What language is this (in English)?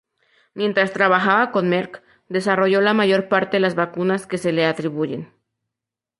Spanish